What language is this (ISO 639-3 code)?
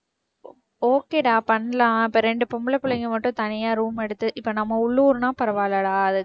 tam